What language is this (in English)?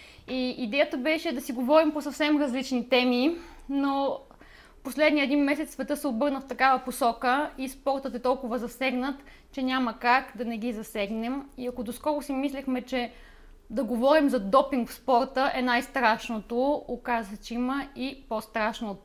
Bulgarian